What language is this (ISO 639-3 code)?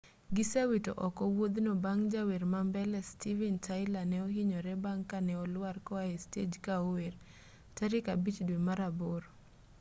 luo